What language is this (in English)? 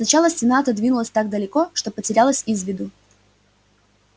Russian